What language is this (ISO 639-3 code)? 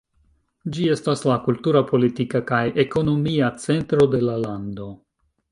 epo